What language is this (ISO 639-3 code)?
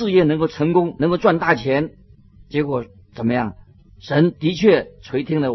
zho